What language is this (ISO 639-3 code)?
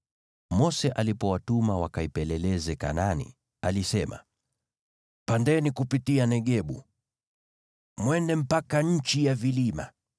swa